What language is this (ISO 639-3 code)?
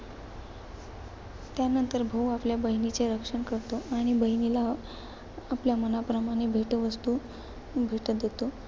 mar